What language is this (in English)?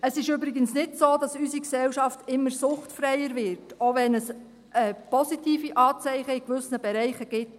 Swiss German